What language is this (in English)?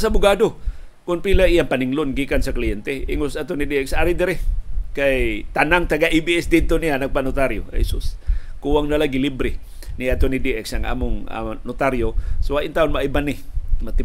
Filipino